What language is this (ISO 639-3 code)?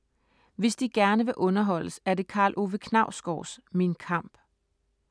dan